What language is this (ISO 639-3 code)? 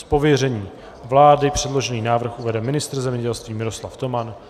ces